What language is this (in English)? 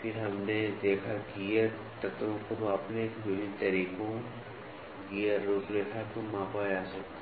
Hindi